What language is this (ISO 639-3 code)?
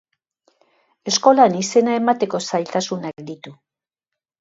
eus